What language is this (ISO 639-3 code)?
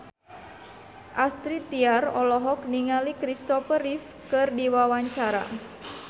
sun